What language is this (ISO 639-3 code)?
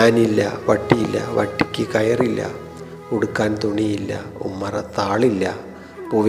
mal